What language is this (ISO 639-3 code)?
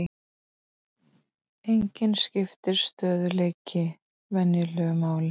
isl